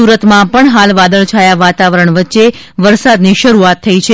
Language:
Gujarati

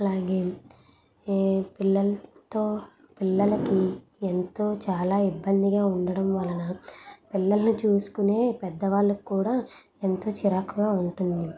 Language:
Telugu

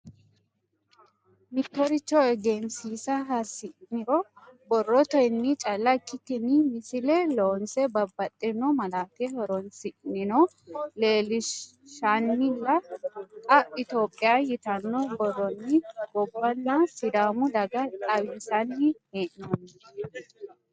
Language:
Sidamo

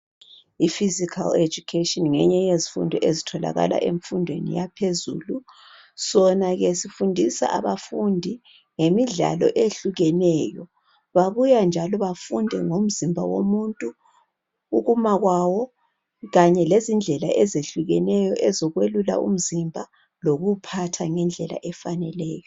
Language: North Ndebele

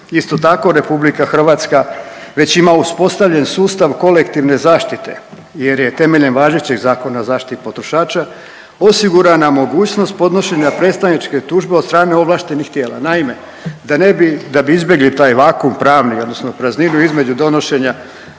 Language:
Croatian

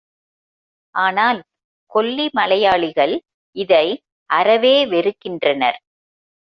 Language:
Tamil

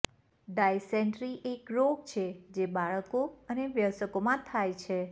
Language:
Gujarati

